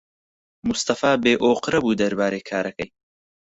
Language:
Central Kurdish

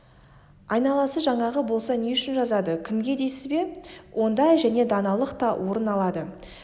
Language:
Kazakh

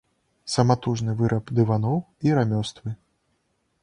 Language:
Belarusian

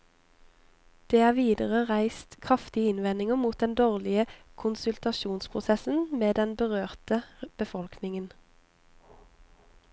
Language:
Norwegian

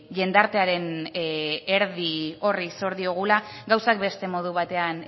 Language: Basque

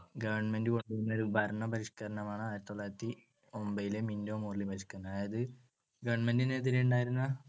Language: Malayalam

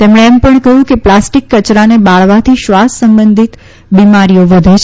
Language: Gujarati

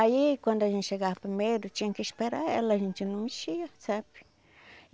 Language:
Portuguese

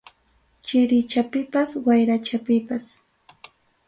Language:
Ayacucho Quechua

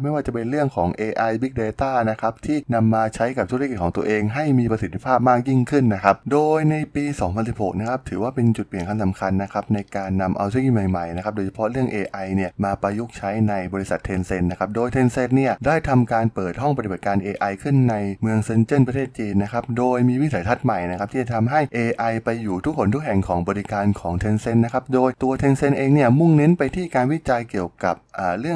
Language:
Thai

